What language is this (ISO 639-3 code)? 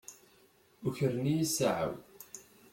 kab